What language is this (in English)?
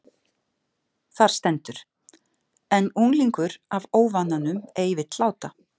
Icelandic